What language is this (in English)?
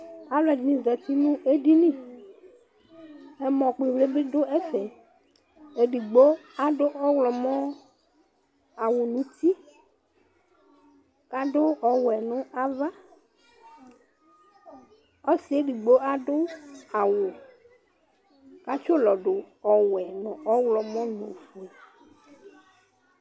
Ikposo